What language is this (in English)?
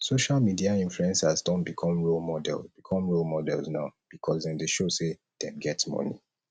Nigerian Pidgin